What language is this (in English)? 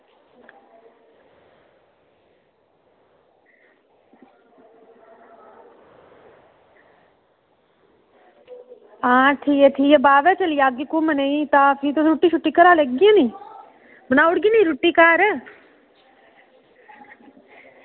Dogri